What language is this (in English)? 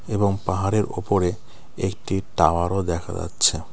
Bangla